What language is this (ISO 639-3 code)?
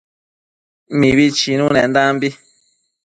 mcf